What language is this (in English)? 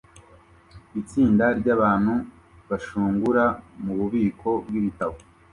Kinyarwanda